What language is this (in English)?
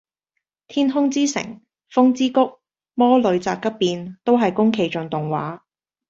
Cantonese